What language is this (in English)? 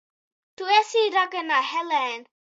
Latvian